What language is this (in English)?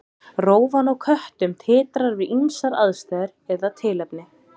Icelandic